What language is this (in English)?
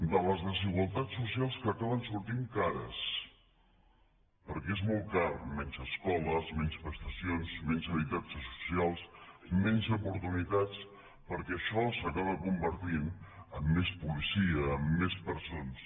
Catalan